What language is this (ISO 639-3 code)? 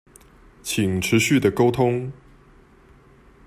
zho